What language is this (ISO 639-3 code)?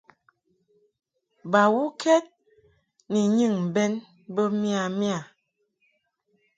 mhk